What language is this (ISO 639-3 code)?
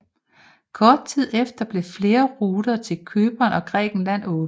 dan